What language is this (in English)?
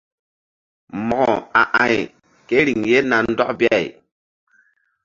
Mbum